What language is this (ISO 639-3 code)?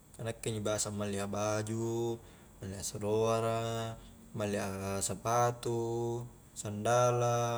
kjk